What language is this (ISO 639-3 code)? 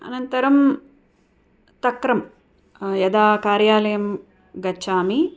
san